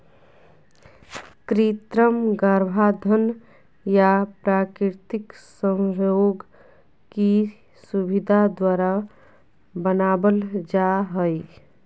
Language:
Magahi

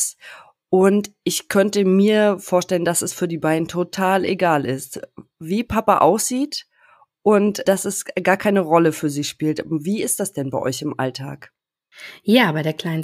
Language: German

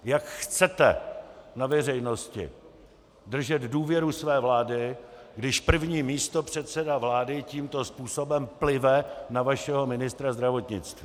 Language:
Czech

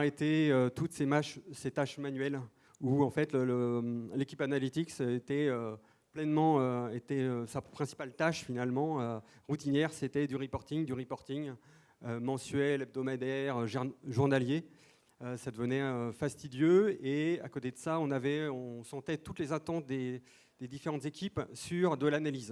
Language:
French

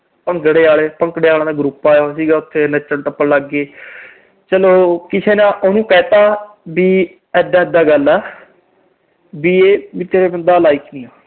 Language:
Punjabi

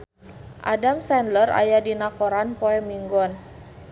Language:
Sundanese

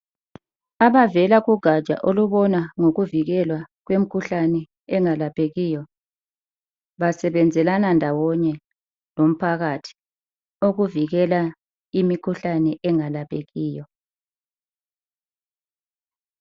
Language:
North Ndebele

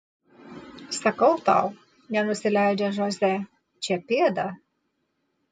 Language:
Lithuanian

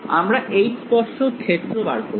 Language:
Bangla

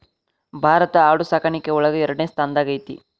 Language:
Kannada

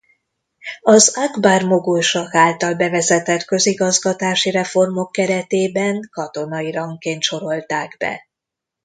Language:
Hungarian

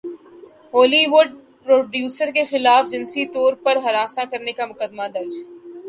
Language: Urdu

